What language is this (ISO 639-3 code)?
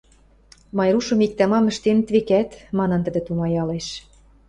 mrj